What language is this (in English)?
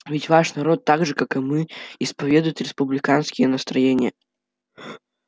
Russian